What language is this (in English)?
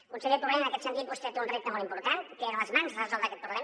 Catalan